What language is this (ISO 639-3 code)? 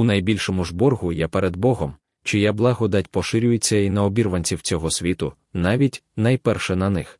ukr